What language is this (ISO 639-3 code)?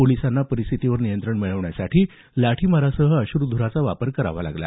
mar